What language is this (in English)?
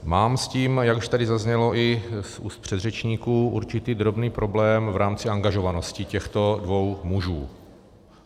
Czech